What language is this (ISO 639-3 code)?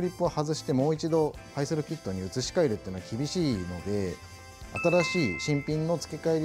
jpn